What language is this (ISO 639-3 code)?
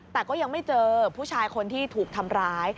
tha